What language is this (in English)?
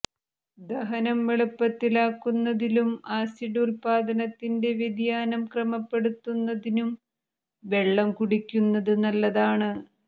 Malayalam